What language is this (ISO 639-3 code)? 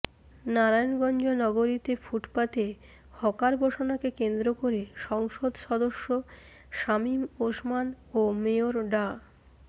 ben